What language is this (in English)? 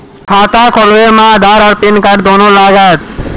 Maithili